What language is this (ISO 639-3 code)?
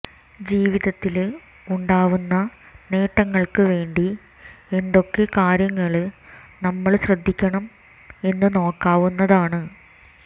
mal